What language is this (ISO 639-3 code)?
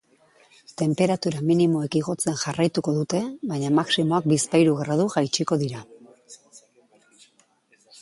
eus